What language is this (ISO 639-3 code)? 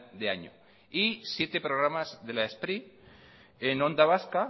spa